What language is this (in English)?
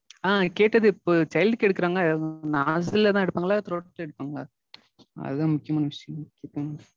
Tamil